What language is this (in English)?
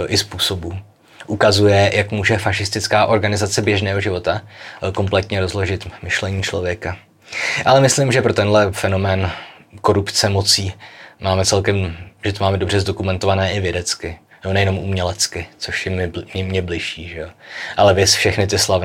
Czech